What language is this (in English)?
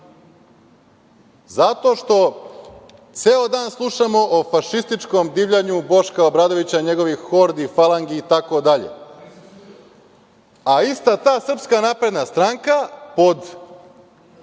Serbian